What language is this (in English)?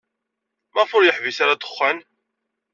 Kabyle